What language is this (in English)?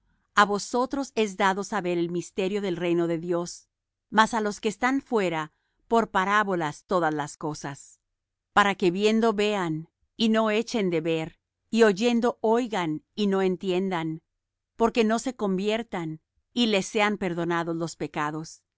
Spanish